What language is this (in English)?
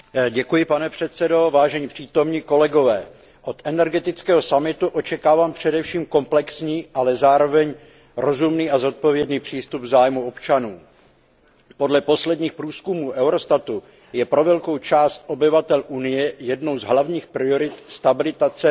Czech